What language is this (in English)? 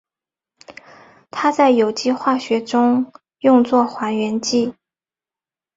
Chinese